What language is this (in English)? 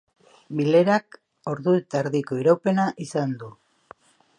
Basque